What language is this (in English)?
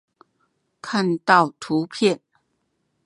Chinese